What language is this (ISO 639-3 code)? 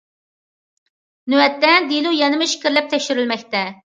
uig